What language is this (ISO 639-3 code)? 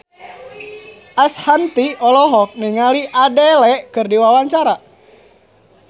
sun